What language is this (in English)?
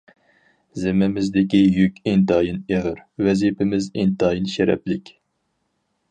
Uyghur